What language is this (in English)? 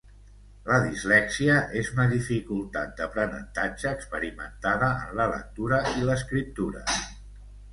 Catalan